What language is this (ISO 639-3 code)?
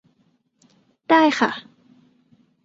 tha